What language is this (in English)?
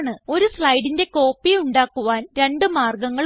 Malayalam